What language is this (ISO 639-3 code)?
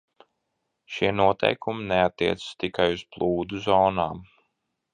lav